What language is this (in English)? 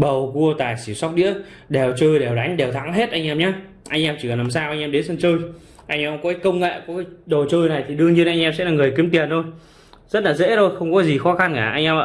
Vietnamese